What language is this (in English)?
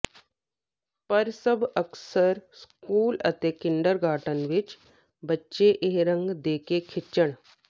Punjabi